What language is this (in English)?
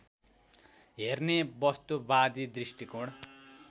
Nepali